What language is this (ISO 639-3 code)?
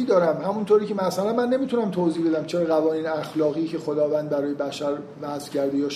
fas